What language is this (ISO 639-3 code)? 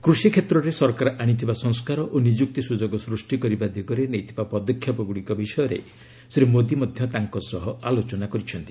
ori